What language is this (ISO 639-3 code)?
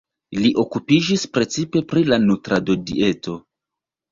epo